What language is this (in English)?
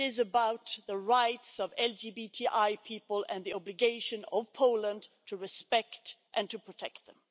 English